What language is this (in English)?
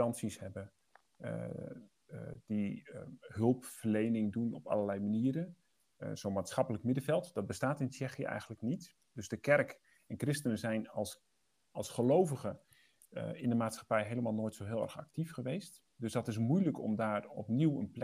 Dutch